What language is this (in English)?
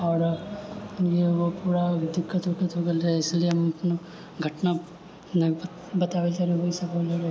Maithili